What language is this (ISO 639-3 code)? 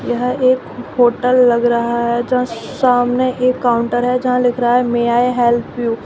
hin